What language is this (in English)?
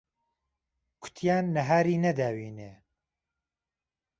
Central Kurdish